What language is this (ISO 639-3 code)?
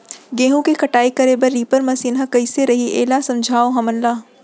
hne